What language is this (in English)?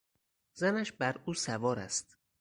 Persian